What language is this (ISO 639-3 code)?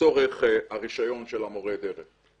heb